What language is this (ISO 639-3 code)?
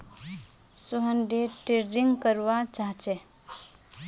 mag